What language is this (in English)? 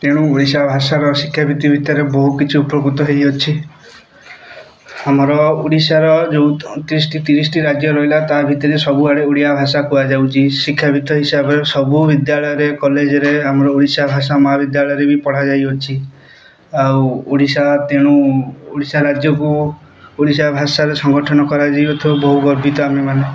Odia